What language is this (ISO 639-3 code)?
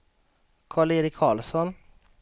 swe